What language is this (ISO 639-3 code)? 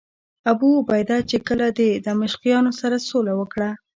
pus